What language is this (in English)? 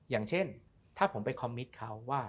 Thai